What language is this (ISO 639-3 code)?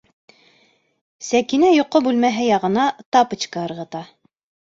bak